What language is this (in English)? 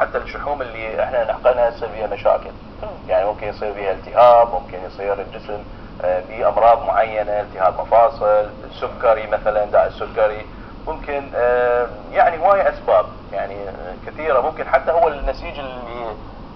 Arabic